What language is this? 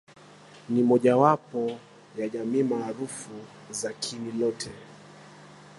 Swahili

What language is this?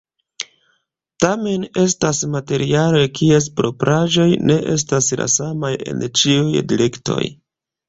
Esperanto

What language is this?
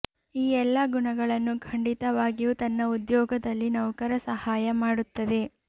Kannada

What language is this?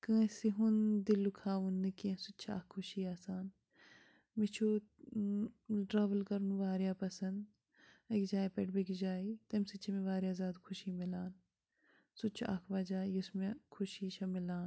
Kashmiri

